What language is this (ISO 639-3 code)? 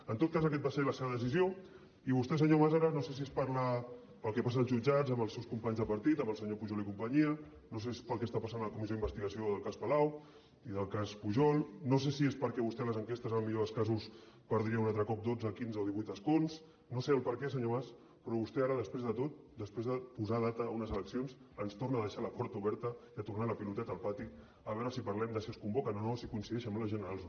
cat